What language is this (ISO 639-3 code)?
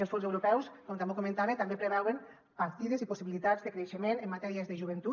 cat